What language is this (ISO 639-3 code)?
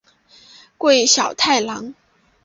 zho